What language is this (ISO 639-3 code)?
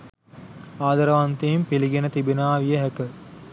sin